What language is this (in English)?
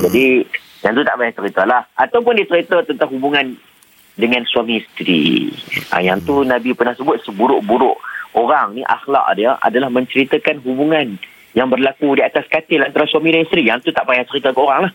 Malay